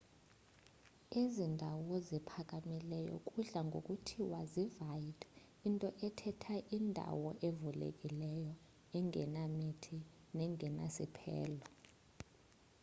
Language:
Xhosa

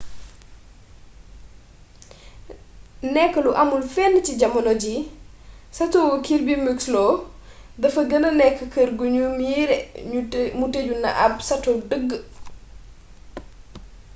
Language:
Wolof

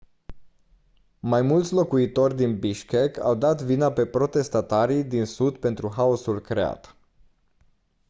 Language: Romanian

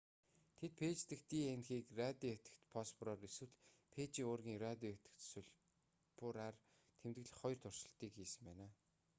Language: Mongolian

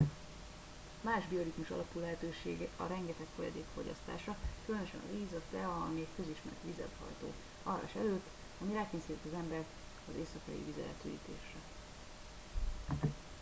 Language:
Hungarian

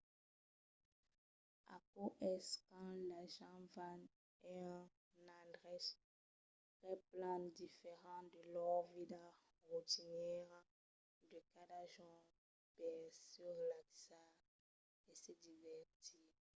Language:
Occitan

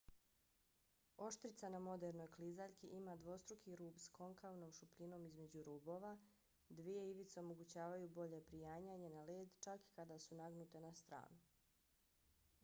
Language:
Bosnian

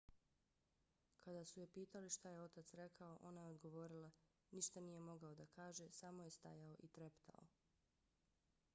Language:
Bosnian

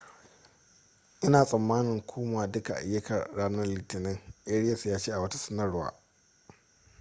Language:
Hausa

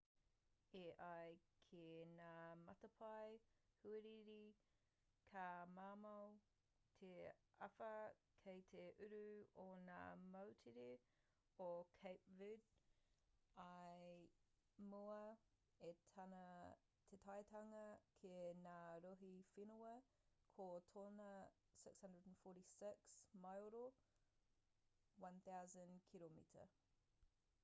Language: Māori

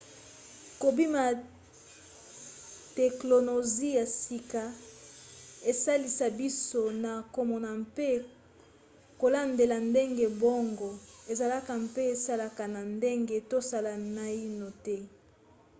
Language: Lingala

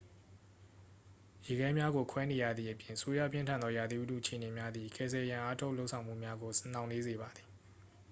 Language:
Burmese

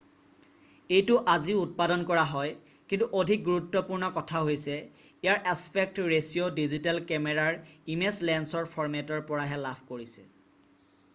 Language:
Assamese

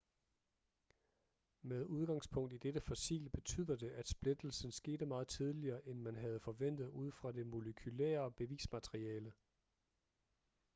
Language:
Danish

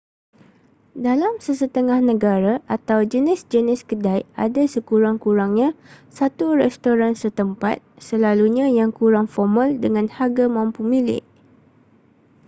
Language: Malay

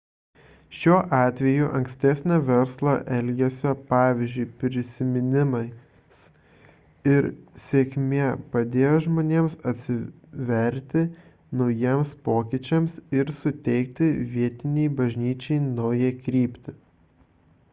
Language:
Lithuanian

